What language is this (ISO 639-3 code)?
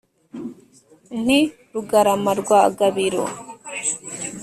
kin